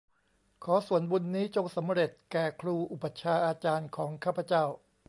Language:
Thai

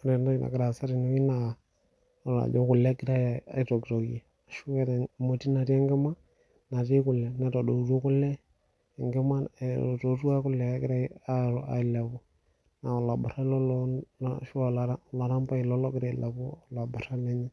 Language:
Masai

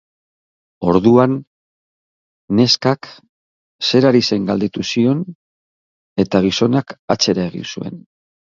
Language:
Basque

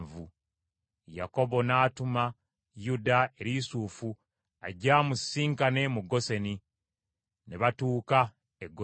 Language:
Ganda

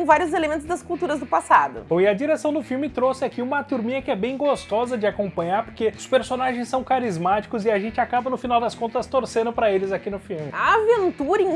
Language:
Portuguese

